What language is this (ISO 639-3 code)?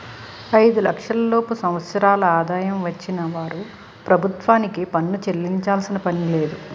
tel